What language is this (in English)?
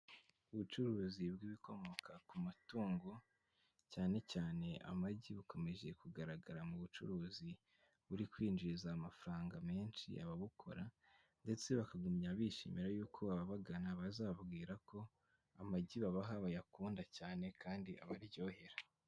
Kinyarwanda